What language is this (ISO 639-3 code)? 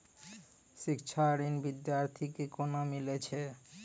mai